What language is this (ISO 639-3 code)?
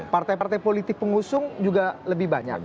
ind